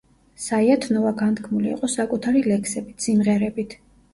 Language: Georgian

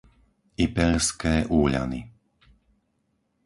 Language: Slovak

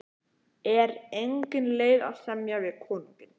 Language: Icelandic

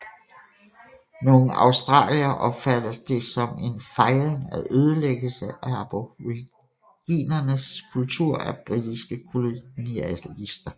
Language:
Danish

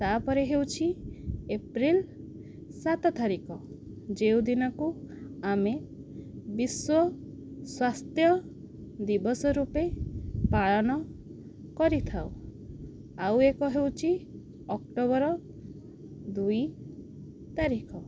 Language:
Odia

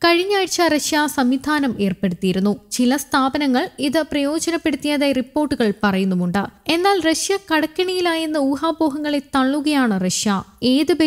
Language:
Turkish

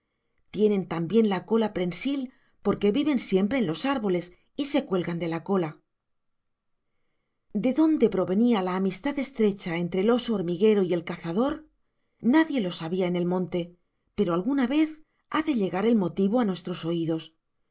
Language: Spanish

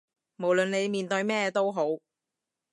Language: Cantonese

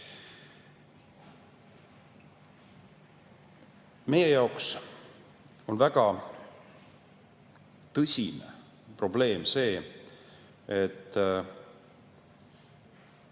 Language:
Estonian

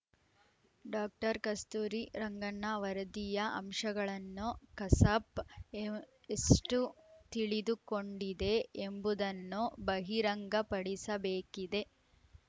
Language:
Kannada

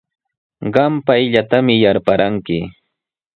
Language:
Sihuas Ancash Quechua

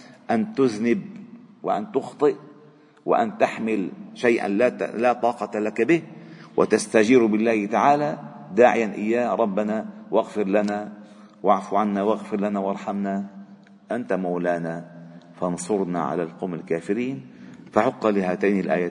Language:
Arabic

